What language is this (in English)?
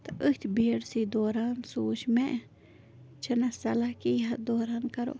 Kashmiri